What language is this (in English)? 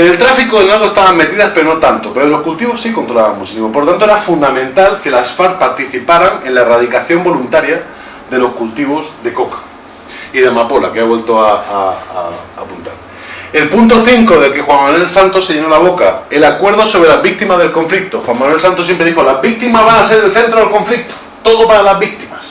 Spanish